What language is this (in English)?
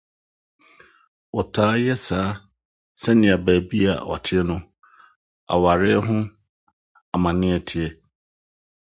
Akan